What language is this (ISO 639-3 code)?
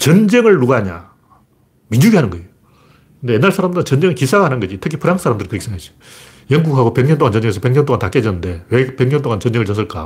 kor